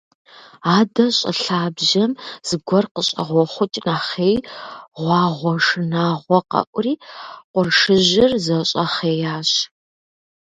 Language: Kabardian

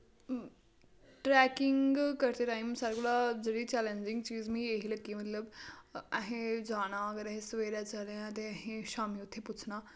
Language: Dogri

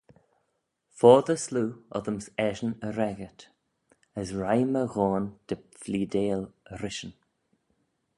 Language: Manx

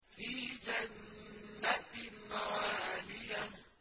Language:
Arabic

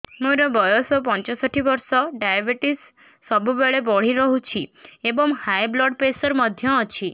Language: Odia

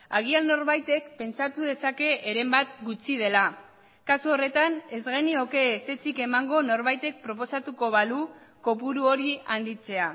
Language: Basque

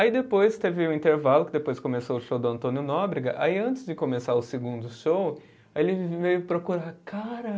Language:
Portuguese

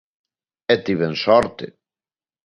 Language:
Galician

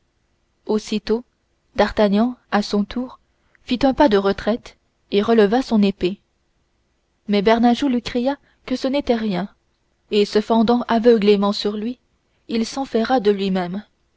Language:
French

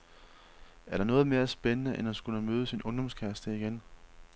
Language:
Danish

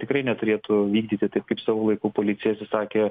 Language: Lithuanian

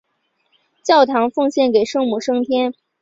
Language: Chinese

